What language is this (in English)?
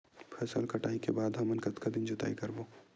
Chhattisgarhi